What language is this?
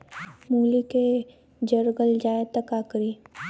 Bhojpuri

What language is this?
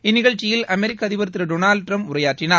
Tamil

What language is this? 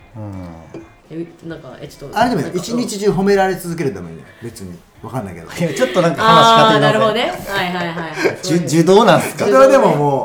Japanese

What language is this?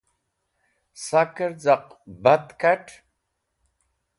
Wakhi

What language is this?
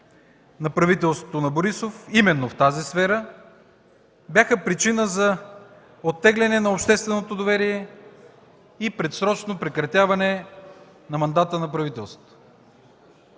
Bulgarian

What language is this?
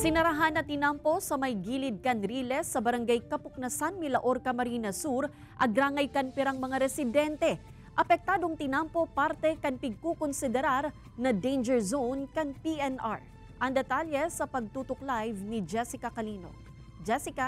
Filipino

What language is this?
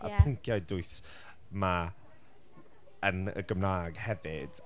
Welsh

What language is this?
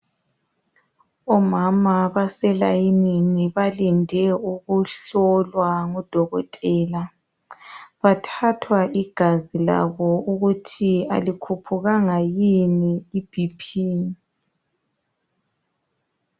North Ndebele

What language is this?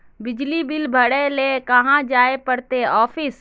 Magahi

